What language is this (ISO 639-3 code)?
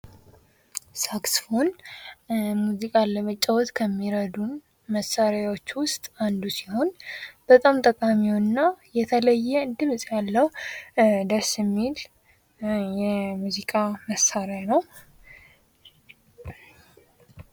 amh